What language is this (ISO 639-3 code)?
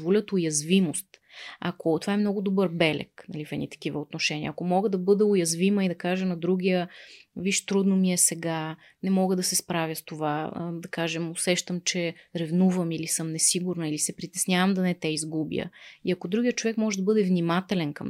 bul